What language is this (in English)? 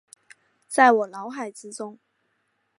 Chinese